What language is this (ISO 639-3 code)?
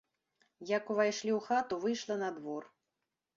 bel